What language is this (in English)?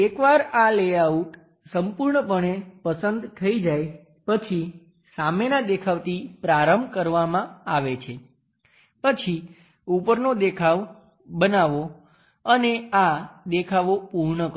Gujarati